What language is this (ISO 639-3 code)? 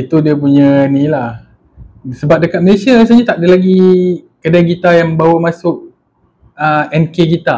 msa